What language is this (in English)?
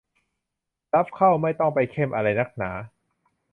Thai